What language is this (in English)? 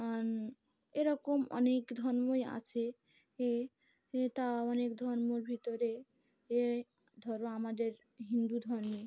Bangla